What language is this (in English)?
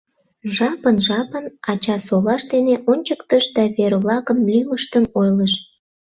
Mari